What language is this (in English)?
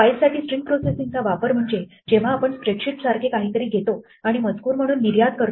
Marathi